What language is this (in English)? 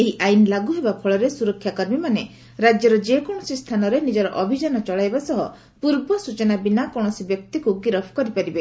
Odia